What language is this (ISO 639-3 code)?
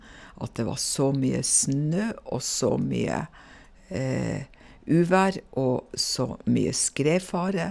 nor